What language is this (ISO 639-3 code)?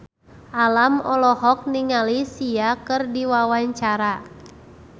sun